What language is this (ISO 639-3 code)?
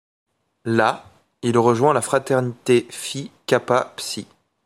fra